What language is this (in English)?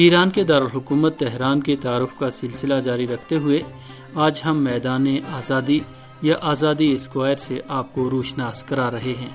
Urdu